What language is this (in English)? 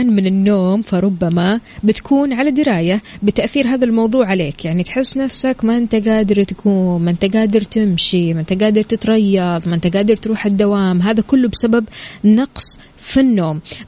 Arabic